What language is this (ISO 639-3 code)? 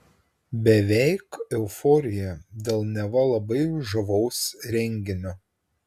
lit